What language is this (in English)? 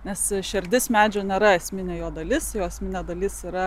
Lithuanian